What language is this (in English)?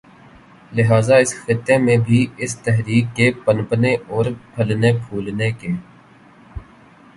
Urdu